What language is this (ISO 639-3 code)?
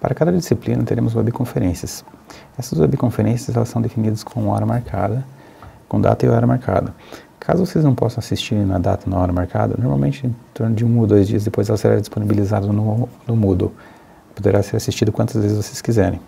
por